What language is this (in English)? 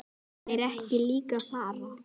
Icelandic